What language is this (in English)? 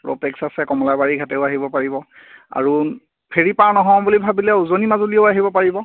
Assamese